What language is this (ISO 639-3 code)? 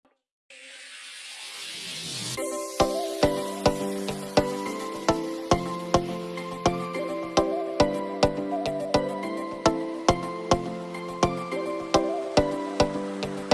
jpn